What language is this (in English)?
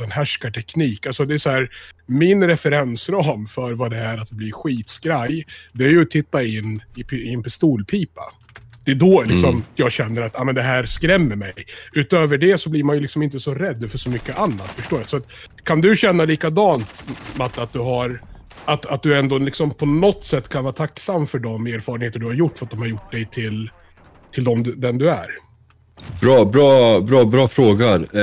Swedish